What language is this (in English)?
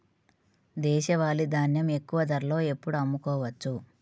Telugu